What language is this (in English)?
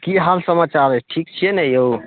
Maithili